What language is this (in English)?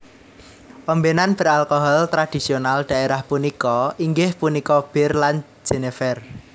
Javanese